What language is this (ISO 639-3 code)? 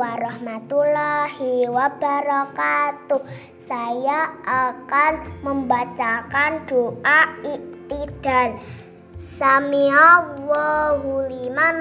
ind